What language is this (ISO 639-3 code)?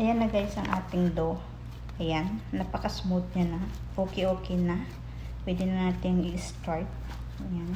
fil